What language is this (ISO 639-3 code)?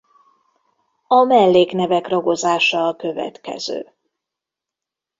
hun